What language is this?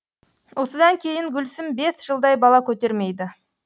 Kazakh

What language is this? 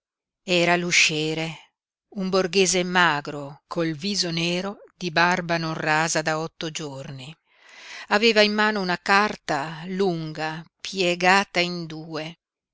Italian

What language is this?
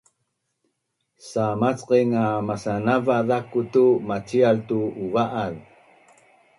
Bunun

